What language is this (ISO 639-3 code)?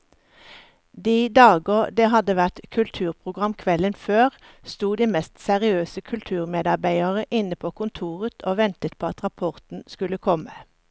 nor